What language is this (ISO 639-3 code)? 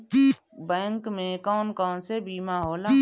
bho